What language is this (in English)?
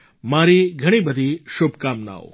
Gujarati